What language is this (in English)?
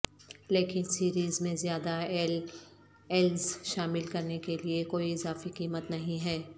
Urdu